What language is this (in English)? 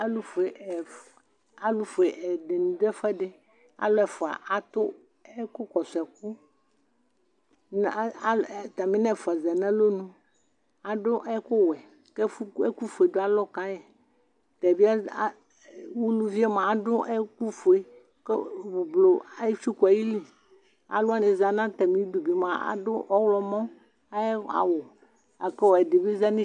Ikposo